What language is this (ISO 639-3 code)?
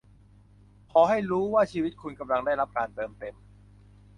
tha